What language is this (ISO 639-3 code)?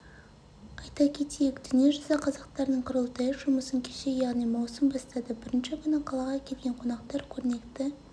kaz